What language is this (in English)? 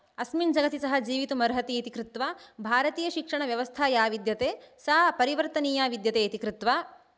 Sanskrit